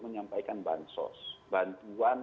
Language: Indonesian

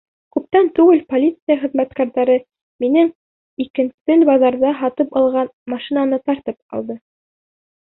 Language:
Bashkir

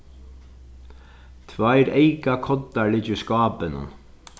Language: Faroese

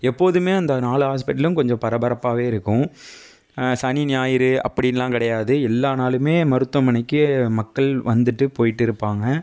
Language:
Tamil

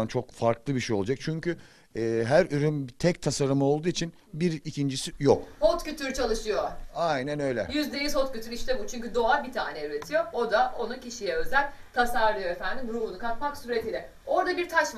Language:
Turkish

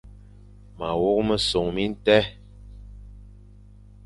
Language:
Fang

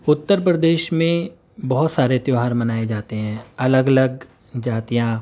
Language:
Urdu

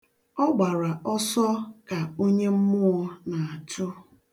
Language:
Igbo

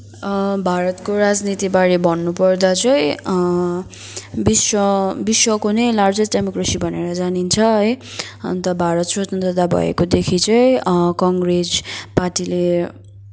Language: Nepali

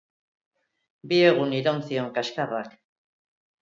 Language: Basque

